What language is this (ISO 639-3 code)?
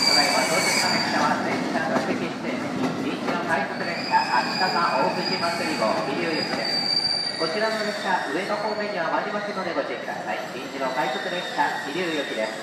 jpn